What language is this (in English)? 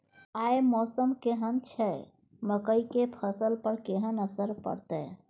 Maithili